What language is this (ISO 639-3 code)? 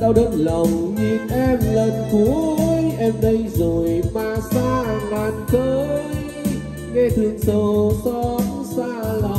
vie